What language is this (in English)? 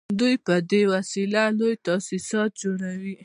Pashto